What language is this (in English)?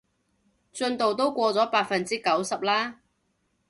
Cantonese